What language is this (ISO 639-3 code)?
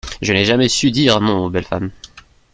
fra